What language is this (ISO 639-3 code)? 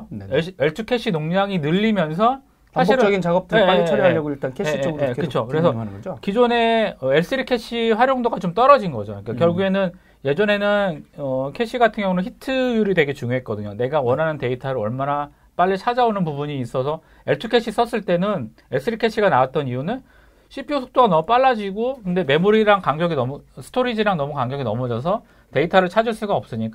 kor